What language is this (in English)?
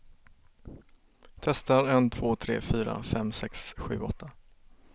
Swedish